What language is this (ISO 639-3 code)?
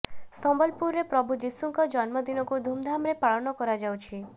ori